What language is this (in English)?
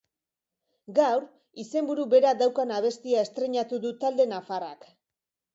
Basque